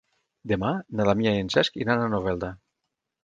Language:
Catalan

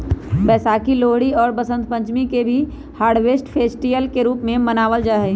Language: Magahi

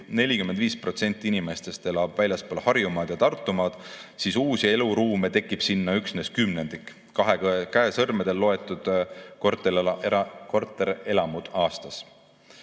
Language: Estonian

